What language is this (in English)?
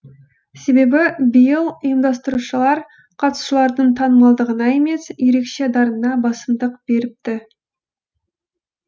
Kazakh